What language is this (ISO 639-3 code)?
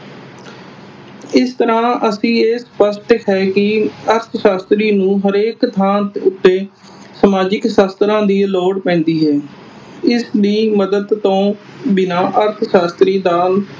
pan